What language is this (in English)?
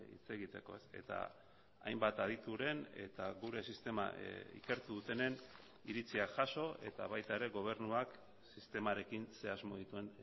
Basque